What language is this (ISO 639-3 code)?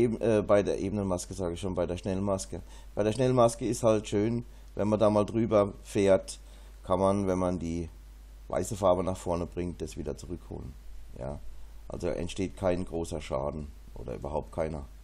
deu